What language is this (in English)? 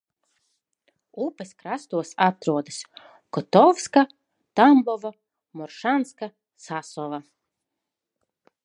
Latvian